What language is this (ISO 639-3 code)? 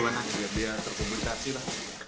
ind